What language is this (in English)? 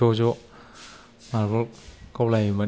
Bodo